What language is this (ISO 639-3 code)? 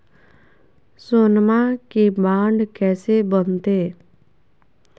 mag